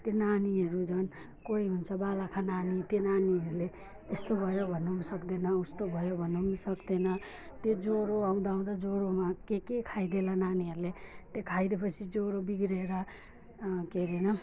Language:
Nepali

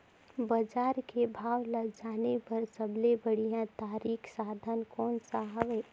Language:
Chhattisgarhi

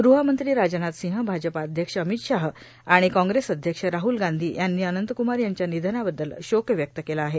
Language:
Marathi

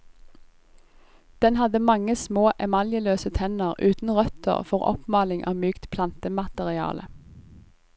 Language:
Norwegian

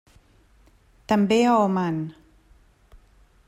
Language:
Catalan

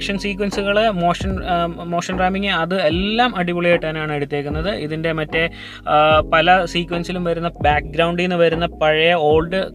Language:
Malayalam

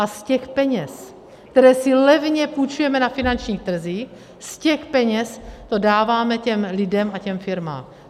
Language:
Czech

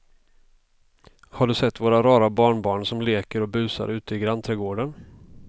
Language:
Swedish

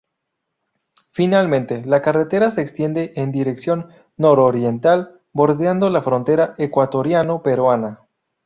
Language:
Spanish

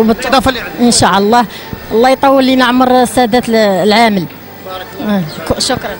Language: Arabic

